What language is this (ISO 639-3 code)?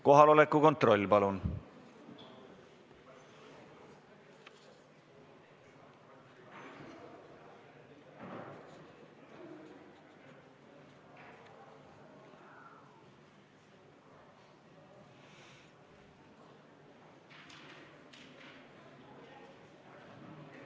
est